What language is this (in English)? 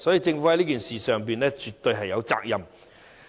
Cantonese